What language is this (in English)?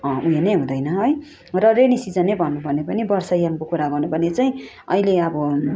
Nepali